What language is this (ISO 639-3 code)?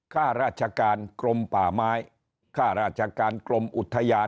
tha